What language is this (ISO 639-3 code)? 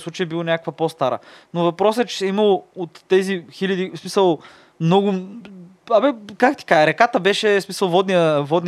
bul